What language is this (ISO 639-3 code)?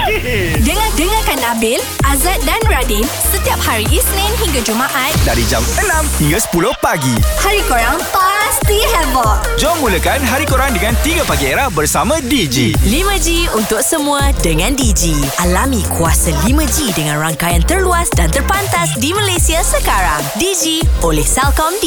msa